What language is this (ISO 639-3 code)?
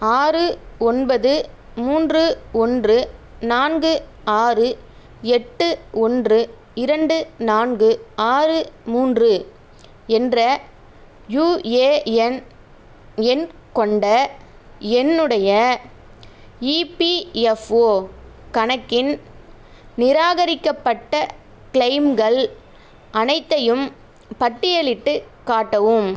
tam